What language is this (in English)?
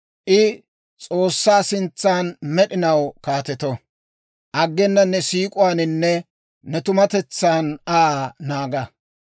Dawro